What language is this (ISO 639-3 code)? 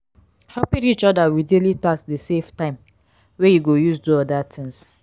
pcm